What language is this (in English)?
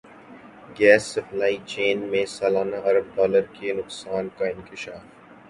Urdu